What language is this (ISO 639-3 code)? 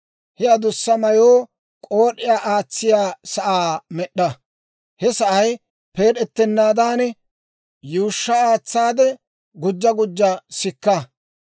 dwr